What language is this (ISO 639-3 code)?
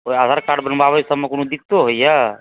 mai